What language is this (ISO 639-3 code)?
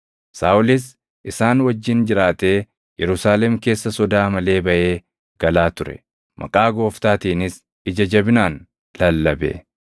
orm